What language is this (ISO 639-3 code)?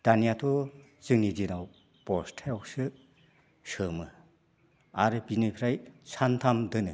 brx